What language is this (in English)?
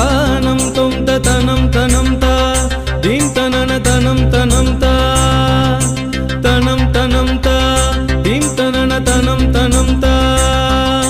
Arabic